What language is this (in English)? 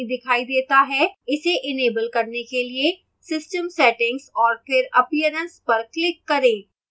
Hindi